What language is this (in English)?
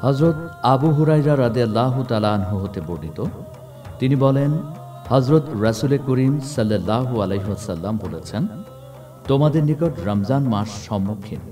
Turkish